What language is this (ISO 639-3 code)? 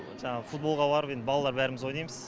kaz